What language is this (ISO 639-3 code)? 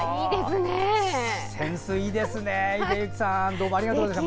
jpn